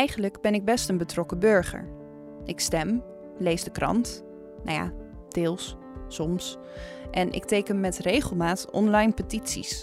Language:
Dutch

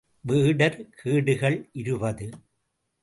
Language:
Tamil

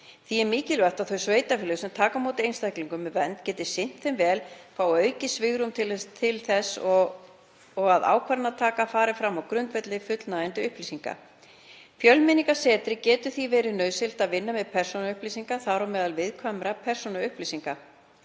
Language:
Icelandic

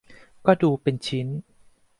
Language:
Thai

